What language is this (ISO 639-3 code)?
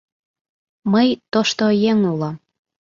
chm